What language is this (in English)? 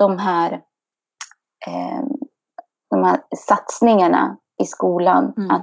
Swedish